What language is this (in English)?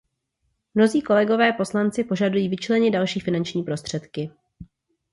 Czech